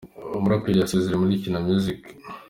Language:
Kinyarwanda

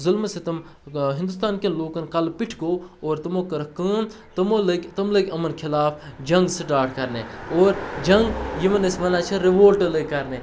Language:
Kashmiri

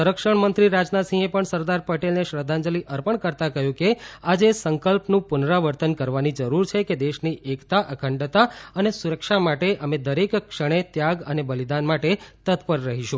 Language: Gujarati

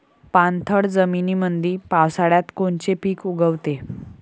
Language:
Marathi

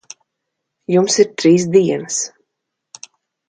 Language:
Latvian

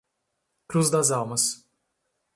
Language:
Portuguese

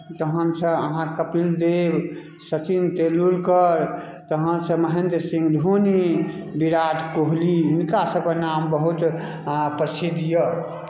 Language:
Maithili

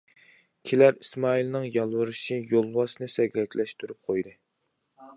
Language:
Uyghur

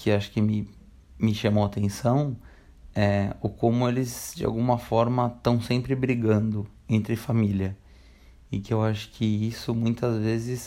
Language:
Portuguese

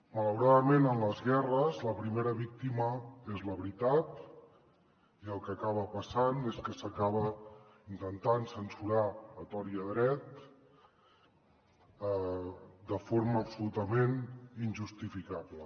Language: Catalan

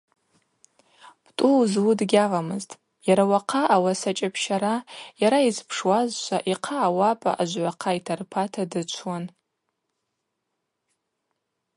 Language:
Abaza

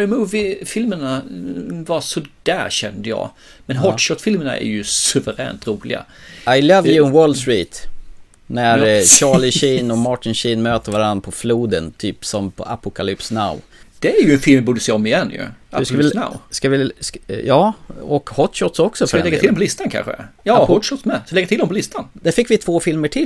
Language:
Swedish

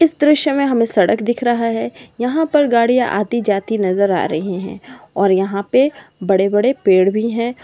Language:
Magahi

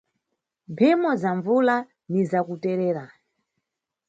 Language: Nyungwe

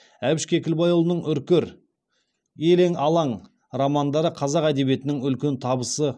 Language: Kazakh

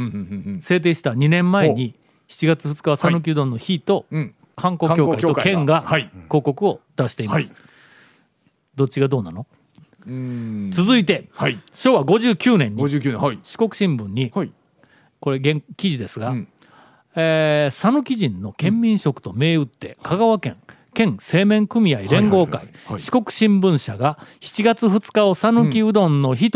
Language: Japanese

